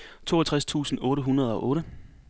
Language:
Danish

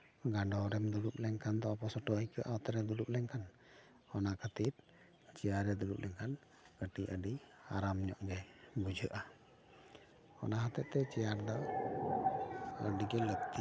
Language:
Santali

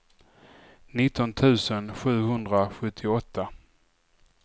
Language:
Swedish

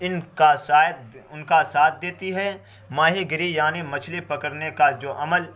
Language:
Urdu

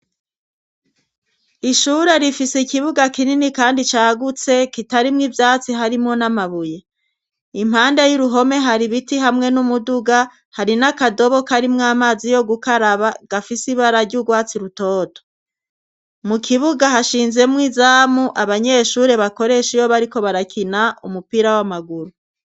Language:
Rundi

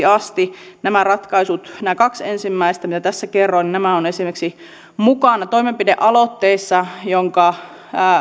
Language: Finnish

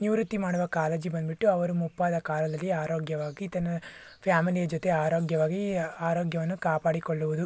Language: Kannada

